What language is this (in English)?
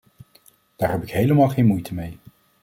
Dutch